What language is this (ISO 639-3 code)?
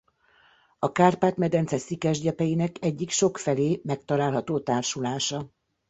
hun